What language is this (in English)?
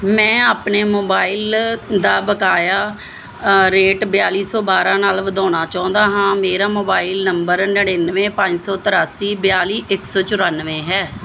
Punjabi